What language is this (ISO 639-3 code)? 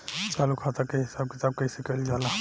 bho